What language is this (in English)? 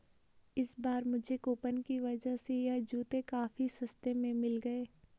Hindi